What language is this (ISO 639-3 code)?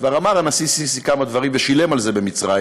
heb